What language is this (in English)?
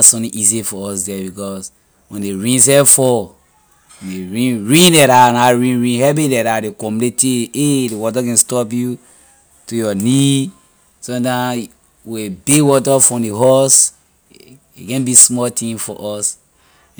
Liberian English